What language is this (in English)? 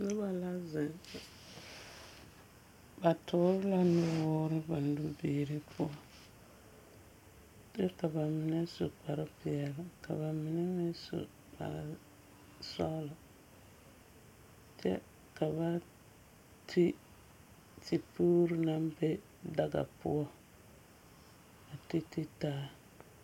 Southern Dagaare